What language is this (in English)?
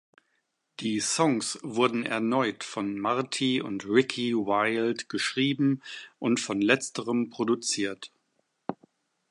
German